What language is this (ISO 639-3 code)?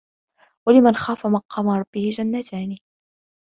ara